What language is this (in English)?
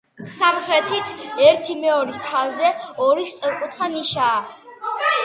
Georgian